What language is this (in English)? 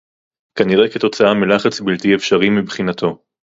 Hebrew